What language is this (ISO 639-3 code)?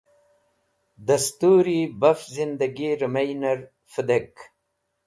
wbl